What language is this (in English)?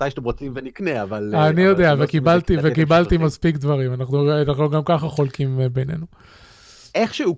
Hebrew